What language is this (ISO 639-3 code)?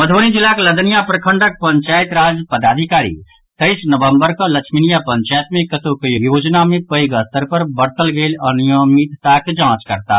mai